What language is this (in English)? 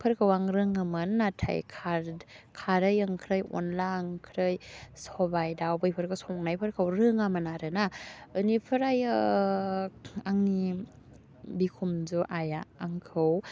Bodo